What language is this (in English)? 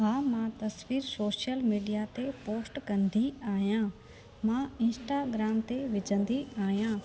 Sindhi